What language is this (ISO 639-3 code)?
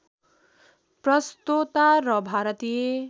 nep